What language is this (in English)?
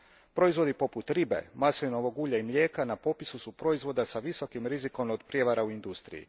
Croatian